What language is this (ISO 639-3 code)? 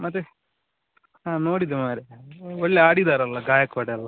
kan